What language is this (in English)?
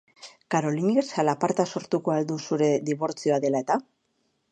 Basque